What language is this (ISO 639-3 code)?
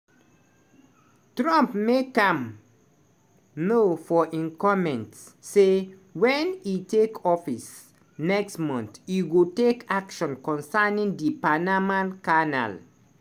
pcm